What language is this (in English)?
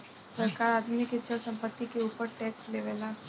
Bhojpuri